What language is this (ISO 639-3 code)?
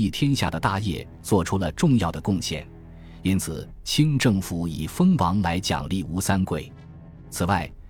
zho